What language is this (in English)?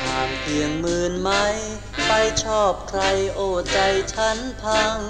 Thai